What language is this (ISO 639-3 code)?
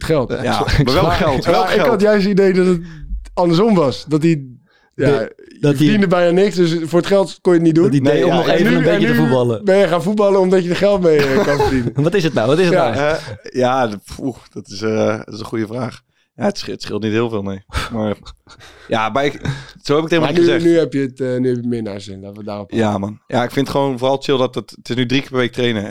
nld